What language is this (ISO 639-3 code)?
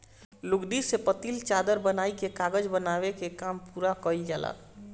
bho